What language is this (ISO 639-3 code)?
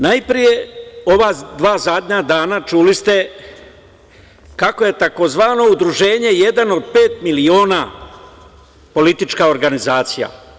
srp